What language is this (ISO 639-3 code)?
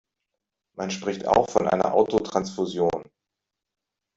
deu